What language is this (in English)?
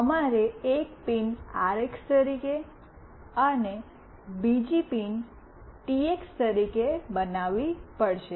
Gujarati